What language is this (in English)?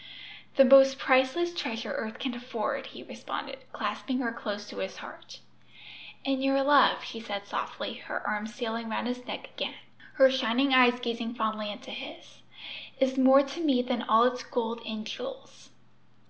English